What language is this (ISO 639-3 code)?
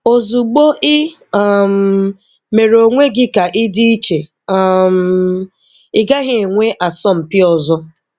ibo